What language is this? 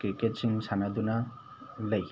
Manipuri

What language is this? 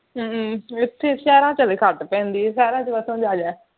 Punjabi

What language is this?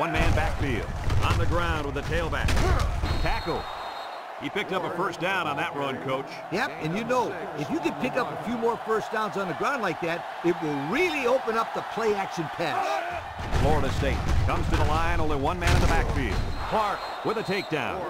English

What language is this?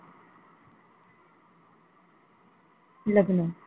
Marathi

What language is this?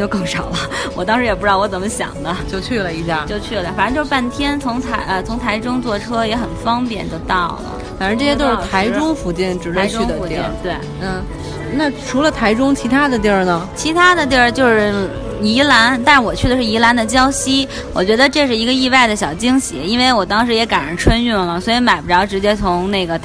Chinese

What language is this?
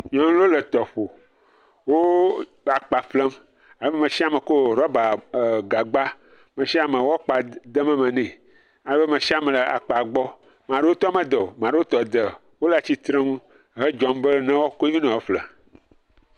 Ewe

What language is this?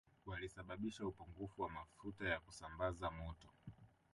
Swahili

